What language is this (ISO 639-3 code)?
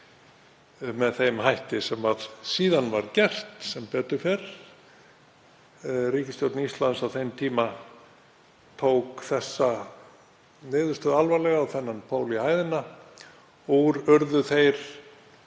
isl